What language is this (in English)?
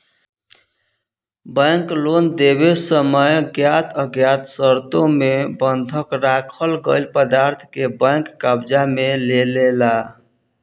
Bhojpuri